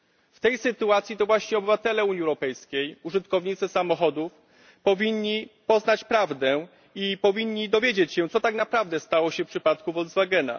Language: Polish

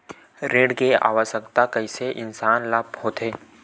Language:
Chhattisgarhi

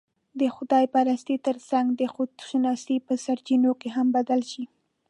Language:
Pashto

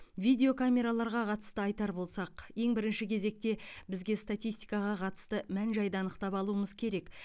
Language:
Kazakh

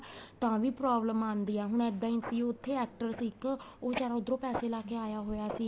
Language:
Punjabi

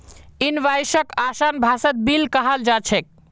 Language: Magahi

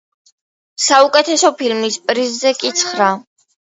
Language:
Georgian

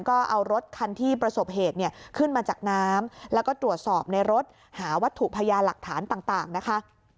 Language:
Thai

